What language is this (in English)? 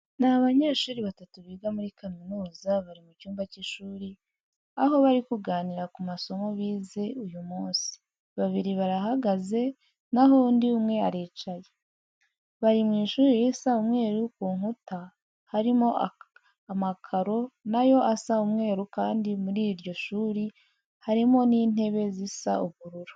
Kinyarwanda